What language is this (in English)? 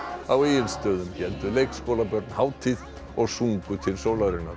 Icelandic